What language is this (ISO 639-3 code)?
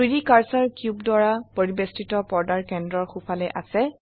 asm